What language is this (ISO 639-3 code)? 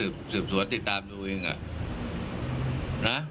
tha